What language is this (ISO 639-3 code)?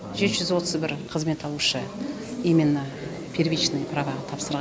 kaz